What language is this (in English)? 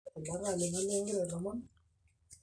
Masai